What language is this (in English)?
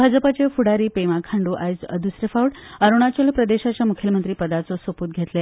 Konkani